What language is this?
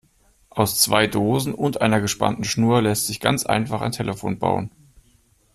German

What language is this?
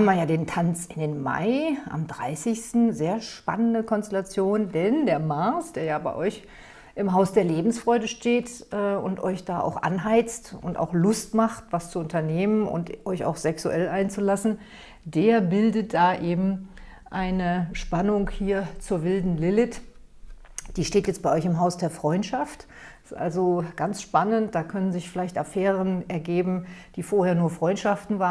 German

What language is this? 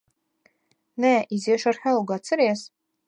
Latvian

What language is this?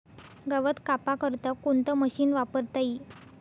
Marathi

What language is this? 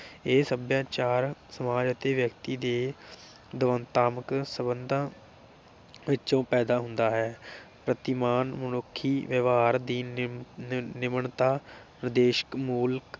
Punjabi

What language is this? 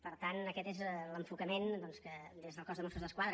Catalan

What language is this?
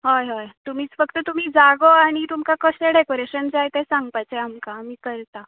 Konkani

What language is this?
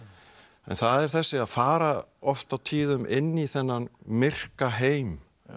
Icelandic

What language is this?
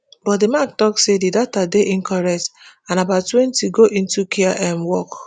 Nigerian Pidgin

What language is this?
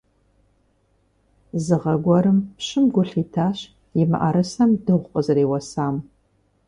Kabardian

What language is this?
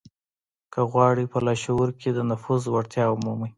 Pashto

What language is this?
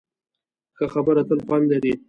Pashto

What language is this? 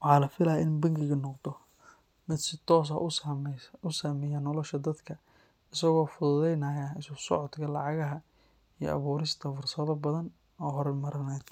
Somali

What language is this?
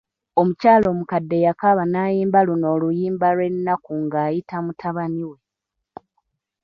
Ganda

